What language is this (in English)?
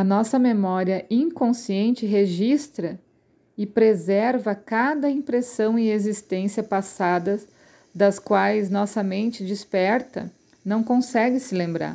Portuguese